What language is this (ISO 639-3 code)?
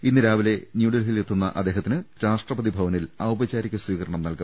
mal